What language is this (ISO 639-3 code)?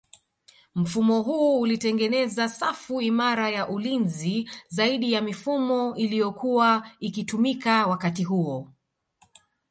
swa